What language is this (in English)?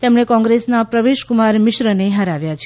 Gujarati